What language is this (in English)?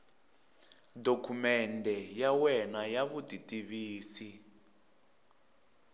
Tsonga